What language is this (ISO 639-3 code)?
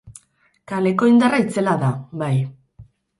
eus